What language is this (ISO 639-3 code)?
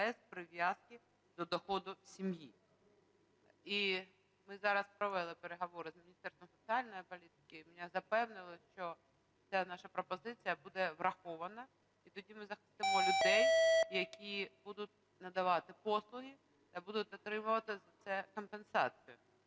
ukr